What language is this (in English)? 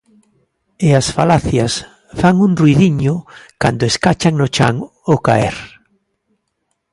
Galician